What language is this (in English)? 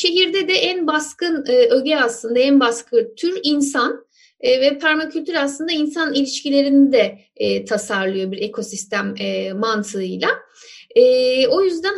Turkish